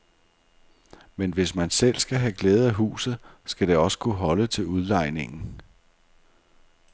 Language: Danish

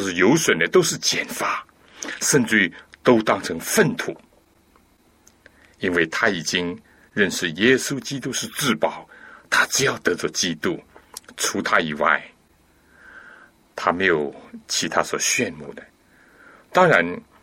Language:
Chinese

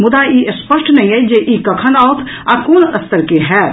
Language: Maithili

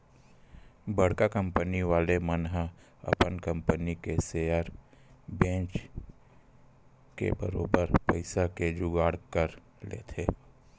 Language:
Chhattisgarhi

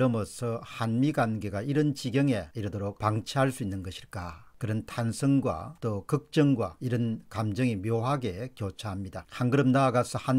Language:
Korean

